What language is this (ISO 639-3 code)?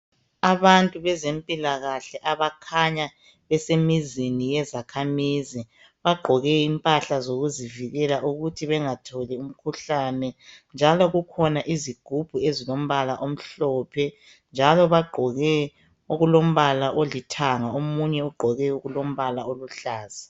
nde